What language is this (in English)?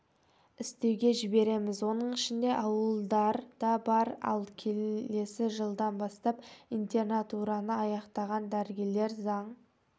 Kazakh